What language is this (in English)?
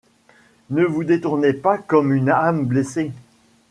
French